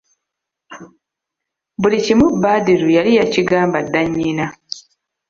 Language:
Ganda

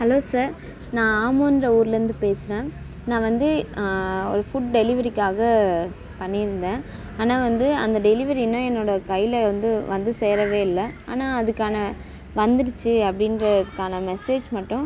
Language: Tamil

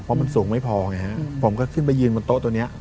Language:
Thai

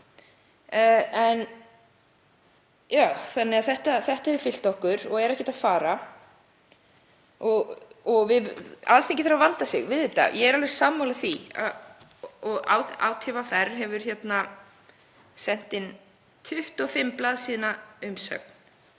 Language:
Icelandic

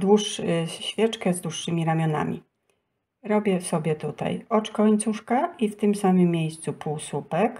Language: Polish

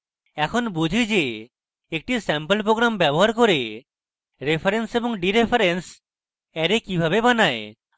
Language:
Bangla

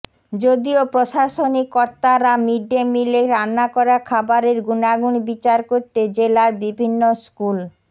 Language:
Bangla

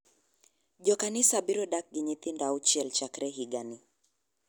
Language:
Luo (Kenya and Tanzania)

